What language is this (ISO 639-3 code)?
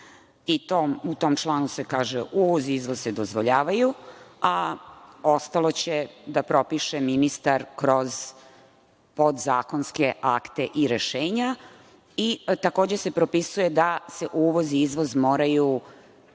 srp